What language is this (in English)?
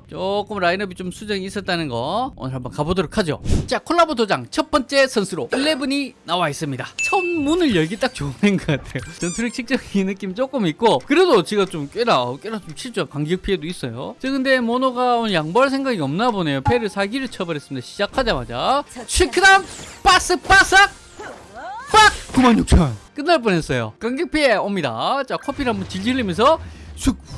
Korean